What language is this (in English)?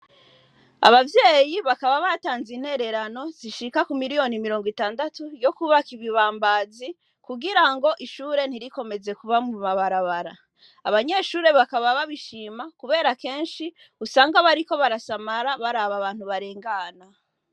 Rundi